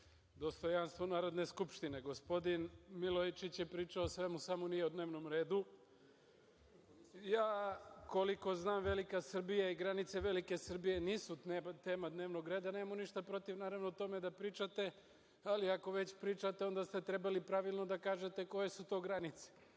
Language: Serbian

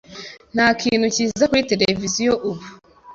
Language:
Kinyarwanda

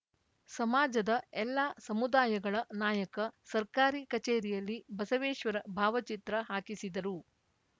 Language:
Kannada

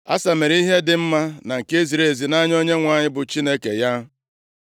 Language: Igbo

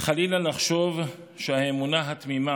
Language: Hebrew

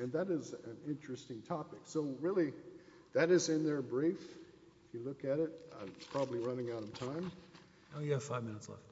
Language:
English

